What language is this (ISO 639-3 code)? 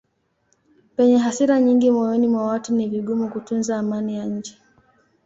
swa